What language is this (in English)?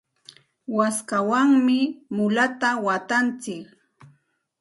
Santa Ana de Tusi Pasco Quechua